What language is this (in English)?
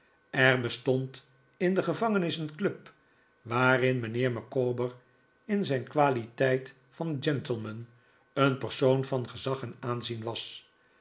Dutch